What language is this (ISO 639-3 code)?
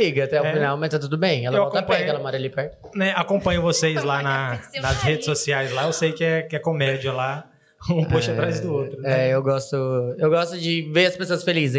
por